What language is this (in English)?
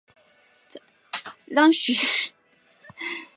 Chinese